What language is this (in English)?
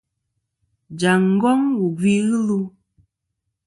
Kom